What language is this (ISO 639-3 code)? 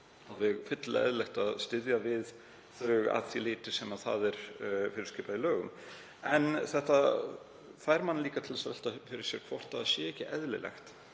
isl